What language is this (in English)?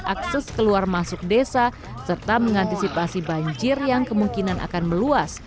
Indonesian